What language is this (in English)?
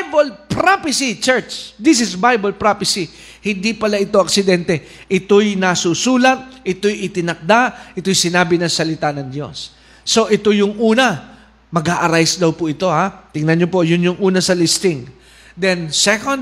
Filipino